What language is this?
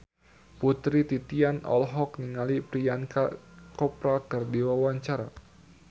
Sundanese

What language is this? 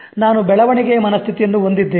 Kannada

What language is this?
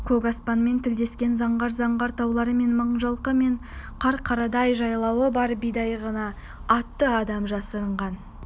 Kazakh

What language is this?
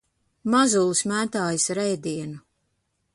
Latvian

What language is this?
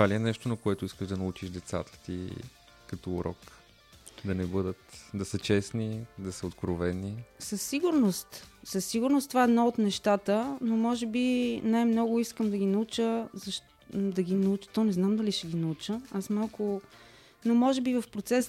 Bulgarian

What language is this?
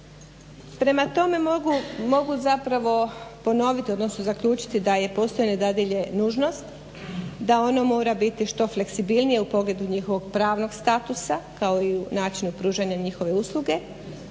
Croatian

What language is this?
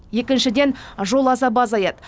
Kazakh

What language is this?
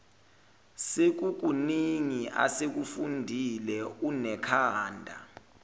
Zulu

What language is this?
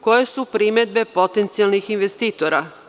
Serbian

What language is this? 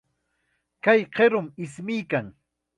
Chiquián Ancash Quechua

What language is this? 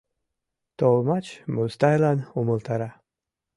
Mari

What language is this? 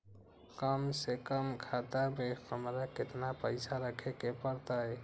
Magahi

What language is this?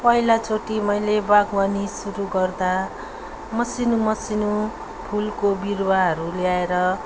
Nepali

